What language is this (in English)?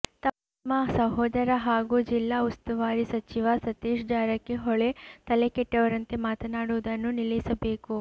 Kannada